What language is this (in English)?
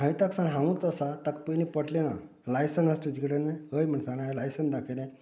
Konkani